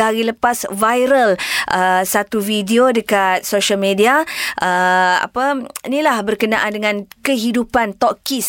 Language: Malay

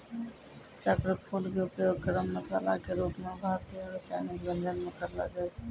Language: Maithili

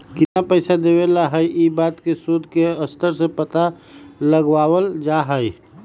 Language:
Magahi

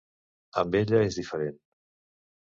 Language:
Catalan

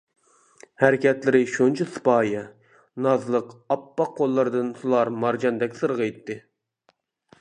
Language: Uyghur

